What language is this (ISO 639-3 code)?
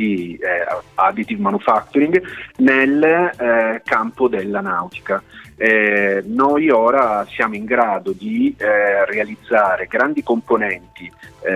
ita